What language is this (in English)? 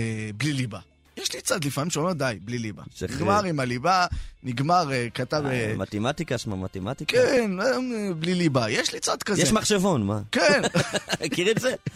Hebrew